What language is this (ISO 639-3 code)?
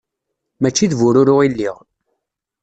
kab